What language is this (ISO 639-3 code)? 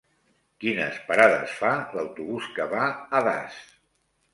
cat